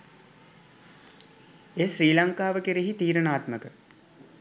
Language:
Sinhala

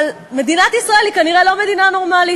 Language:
Hebrew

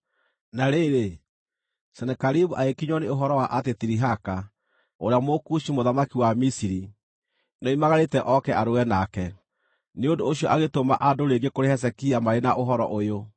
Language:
Kikuyu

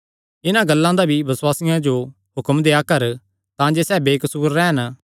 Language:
Kangri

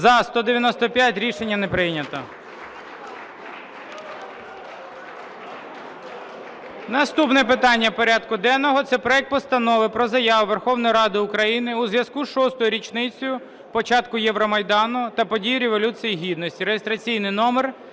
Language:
Ukrainian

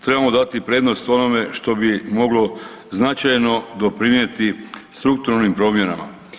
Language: Croatian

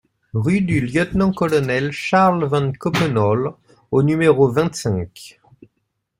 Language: French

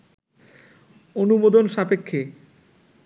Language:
Bangla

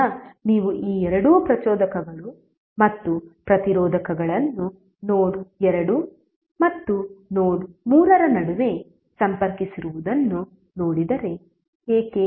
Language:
Kannada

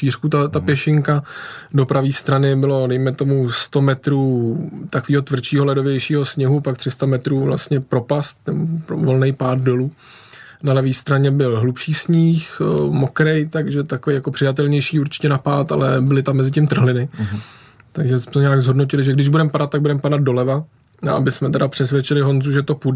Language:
Czech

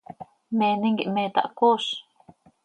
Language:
Seri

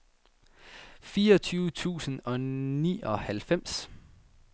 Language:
Danish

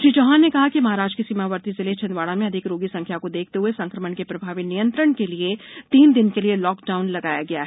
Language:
Hindi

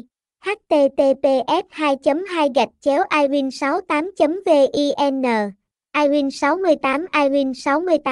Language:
Vietnamese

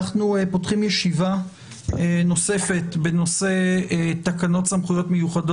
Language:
Hebrew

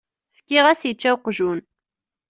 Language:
Kabyle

